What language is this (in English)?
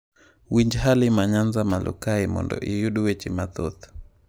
Luo (Kenya and Tanzania)